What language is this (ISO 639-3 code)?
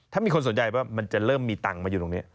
tha